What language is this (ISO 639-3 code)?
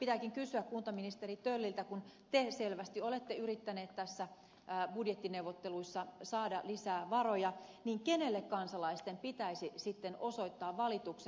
fin